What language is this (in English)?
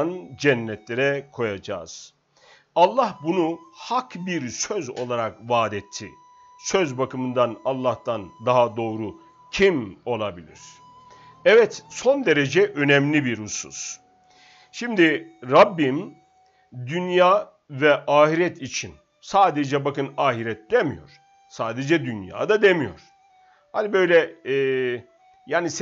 Turkish